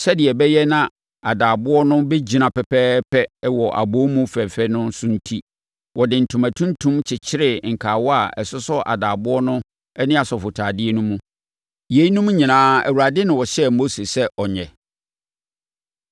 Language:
Akan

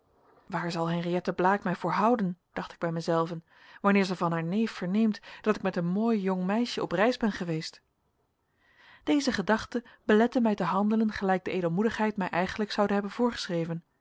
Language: Dutch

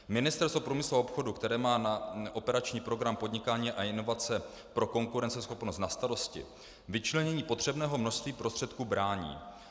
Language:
Czech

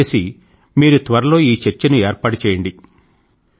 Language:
Telugu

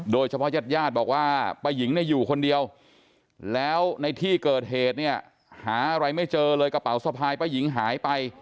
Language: Thai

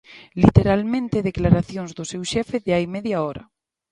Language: Galician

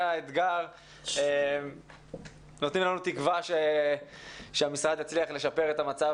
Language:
Hebrew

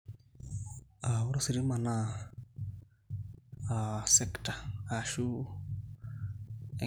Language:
Masai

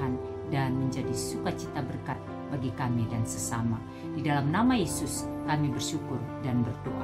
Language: Indonesian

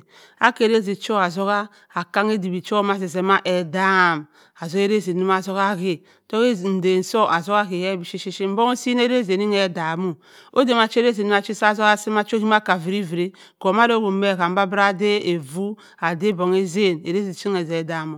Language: Cross River Mbembe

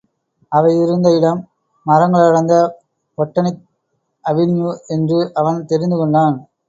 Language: Tamil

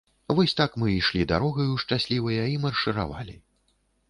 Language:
Belarusian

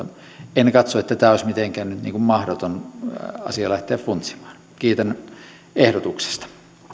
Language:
Finnish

